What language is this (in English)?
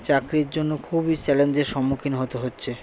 Bangla